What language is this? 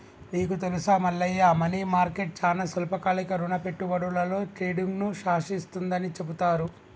Telugu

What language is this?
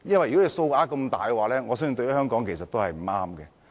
Cantonese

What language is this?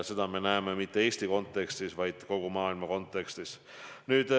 Estonian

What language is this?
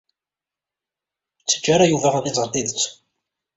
Kabyle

